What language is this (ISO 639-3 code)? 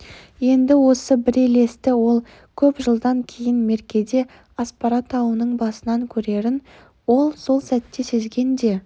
kaz